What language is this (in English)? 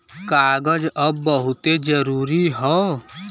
Bhojpuri